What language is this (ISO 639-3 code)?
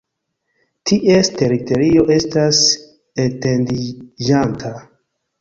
epo